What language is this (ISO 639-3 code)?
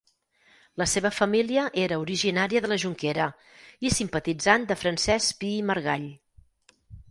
cat